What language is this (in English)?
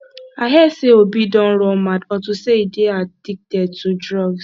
Nigerian Pidgin